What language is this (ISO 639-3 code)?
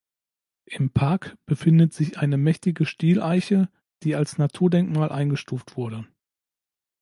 deu